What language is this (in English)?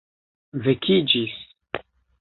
Esperanto